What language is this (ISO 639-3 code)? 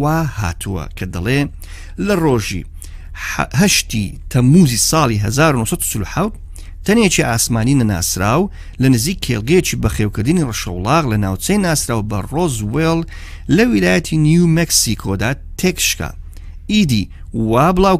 fas